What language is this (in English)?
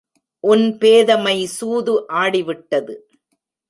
Tamil